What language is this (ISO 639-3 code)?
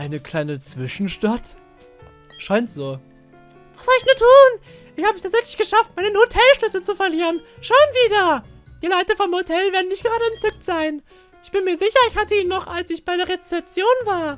deu